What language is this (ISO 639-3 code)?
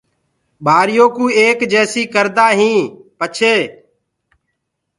ggg